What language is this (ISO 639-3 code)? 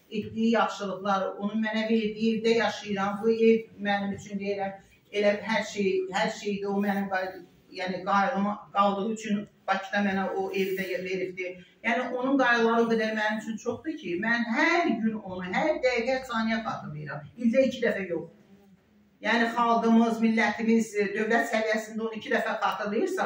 tur